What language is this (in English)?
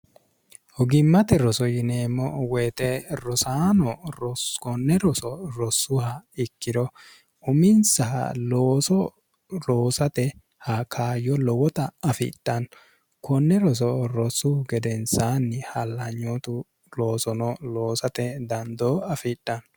Sidamo